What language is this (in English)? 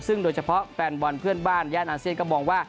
Thai